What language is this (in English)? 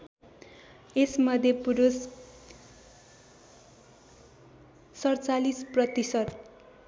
Nepali